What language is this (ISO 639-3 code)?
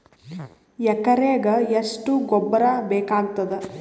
kan